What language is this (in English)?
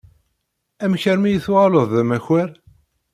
Kabyle